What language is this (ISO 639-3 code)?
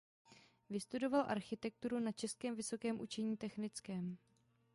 ces